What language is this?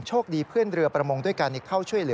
Thai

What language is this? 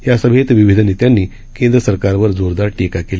Marathi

